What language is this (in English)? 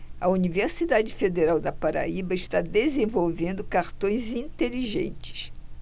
Portuguese